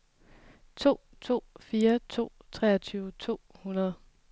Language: Danish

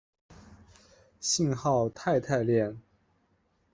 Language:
Chinese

